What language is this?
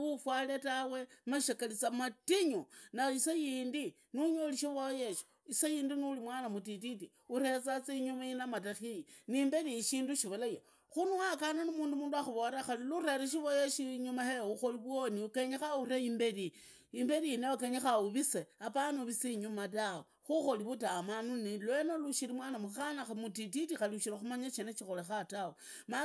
Idakho-Isukha-Tiriki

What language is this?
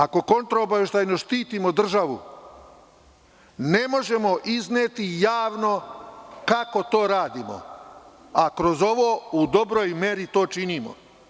Serbian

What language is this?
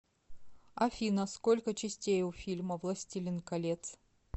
Russian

